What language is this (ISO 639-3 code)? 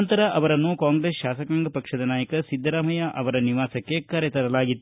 kan